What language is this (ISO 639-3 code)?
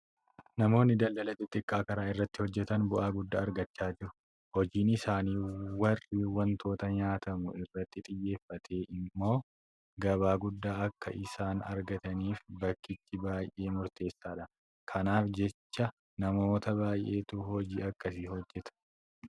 orm